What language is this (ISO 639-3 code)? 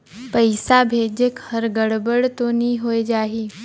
hne